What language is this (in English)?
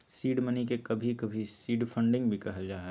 Magahi